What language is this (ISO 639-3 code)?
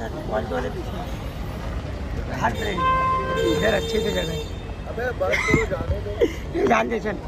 ind